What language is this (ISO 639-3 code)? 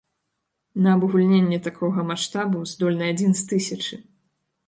bel